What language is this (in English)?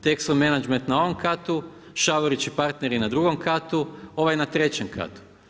Croatian